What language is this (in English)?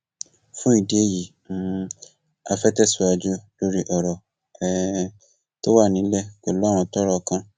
Yoruba